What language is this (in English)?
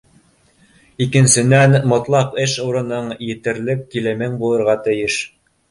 Bashkir